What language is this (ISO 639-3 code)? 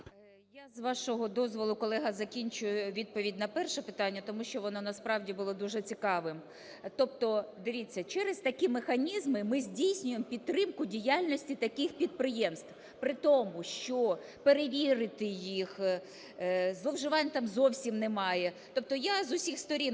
ukr